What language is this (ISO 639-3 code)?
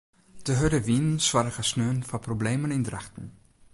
fry